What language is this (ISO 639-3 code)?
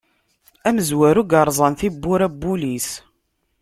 kab